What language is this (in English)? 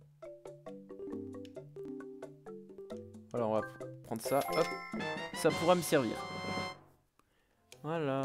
French